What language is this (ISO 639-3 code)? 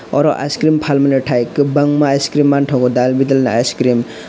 trp